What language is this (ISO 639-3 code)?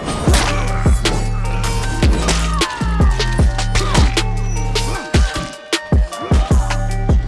kor